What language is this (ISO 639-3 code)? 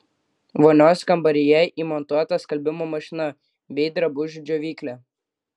lit